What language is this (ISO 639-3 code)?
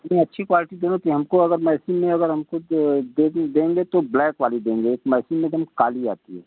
hin